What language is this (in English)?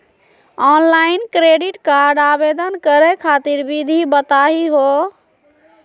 Magahi